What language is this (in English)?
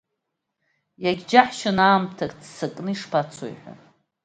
Abkhazian